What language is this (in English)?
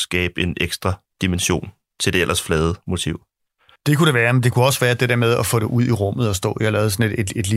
Danish